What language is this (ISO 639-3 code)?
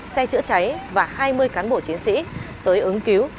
vie